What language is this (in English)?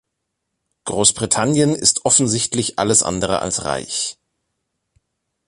German